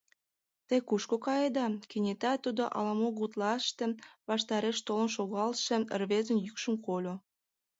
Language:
Mari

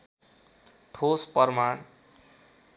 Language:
Nepali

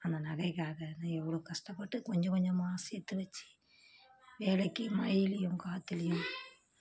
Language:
Tamil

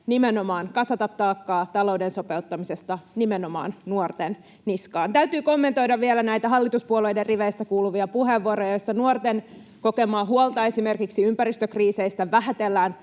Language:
Finnish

